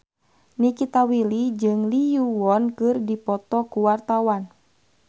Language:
Sundanese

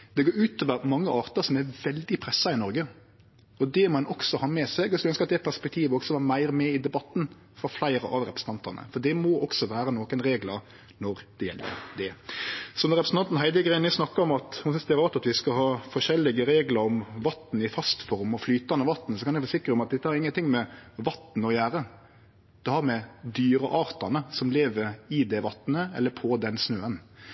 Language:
Norwegian Nynorsk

